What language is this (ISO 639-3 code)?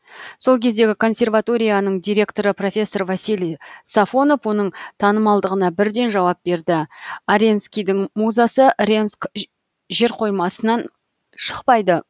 kaz